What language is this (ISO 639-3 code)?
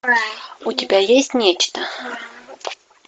rus